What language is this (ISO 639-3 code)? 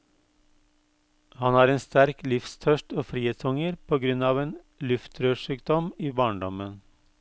nor